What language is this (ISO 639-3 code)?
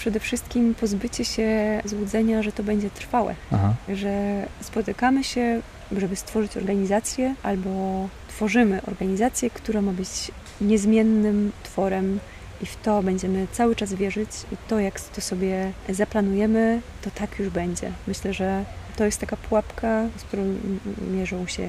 pol